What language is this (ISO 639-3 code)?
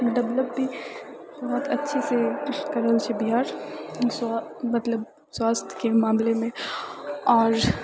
mai